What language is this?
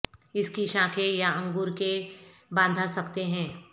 Urdu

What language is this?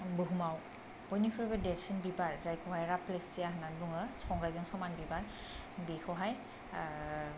Bodo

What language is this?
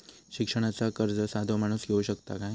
Marathi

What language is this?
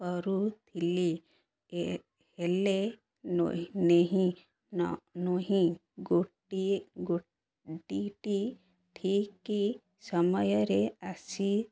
Odia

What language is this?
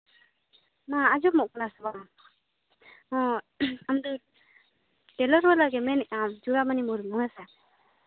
Santali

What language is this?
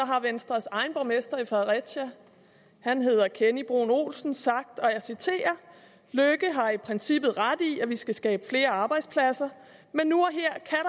Danish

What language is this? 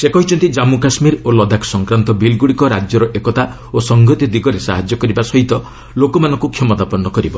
Odia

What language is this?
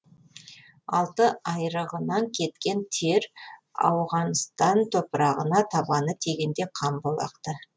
Kazakh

